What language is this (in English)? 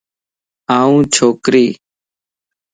Lasi